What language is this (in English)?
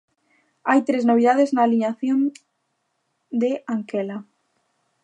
Galician